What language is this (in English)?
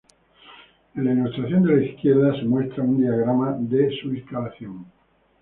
Spanish